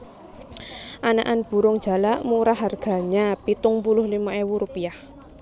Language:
Javanese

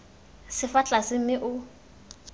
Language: Tswana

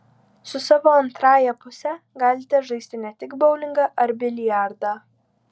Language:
Lithuanian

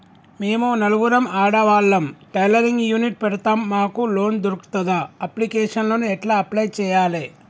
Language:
Telugu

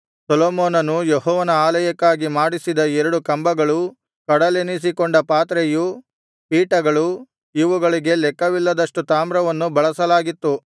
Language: Kannada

